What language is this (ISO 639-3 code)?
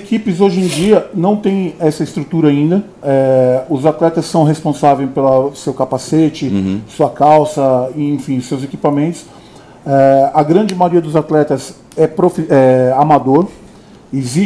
por